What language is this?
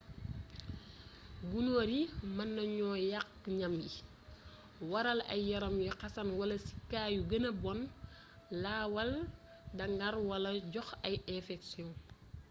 Wolof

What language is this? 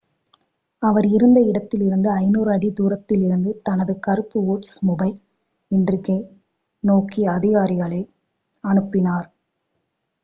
Tamil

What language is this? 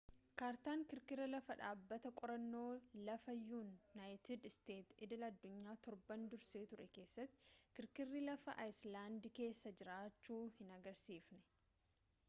Oromo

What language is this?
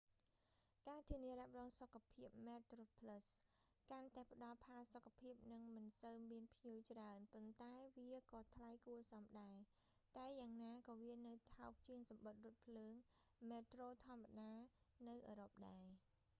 Khmer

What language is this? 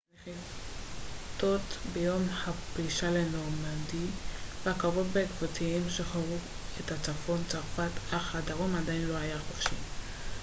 Hebrew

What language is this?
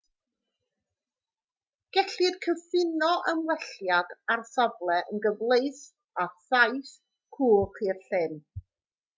Welsh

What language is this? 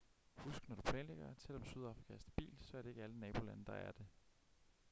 Danish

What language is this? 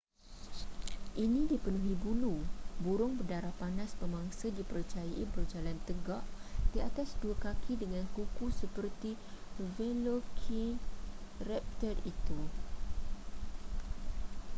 Malay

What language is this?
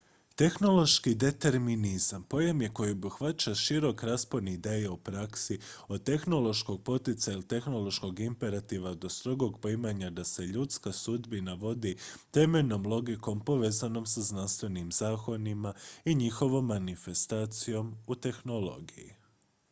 Croatian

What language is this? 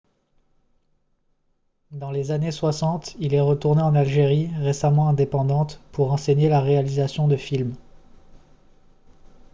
French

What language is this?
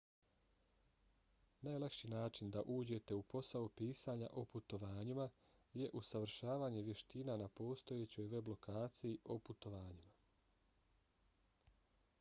Bosnian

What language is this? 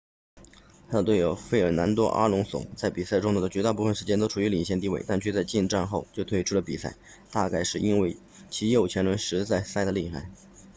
Chinese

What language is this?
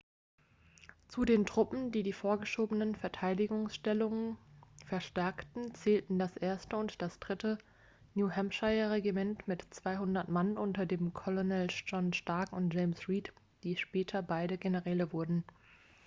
German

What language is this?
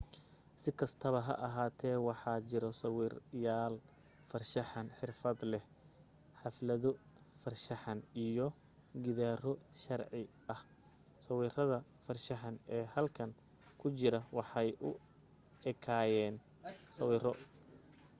Somali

